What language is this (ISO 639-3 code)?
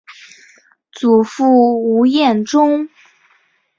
zho